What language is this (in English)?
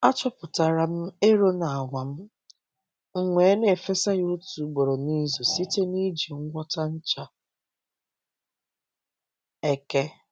Igbo